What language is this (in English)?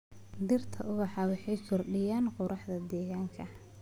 Somali